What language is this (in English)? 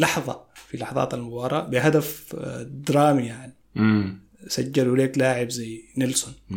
Arabic